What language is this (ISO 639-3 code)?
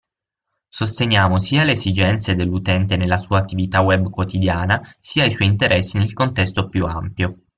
ita